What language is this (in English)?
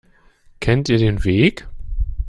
German